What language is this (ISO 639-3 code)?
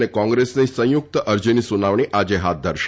guj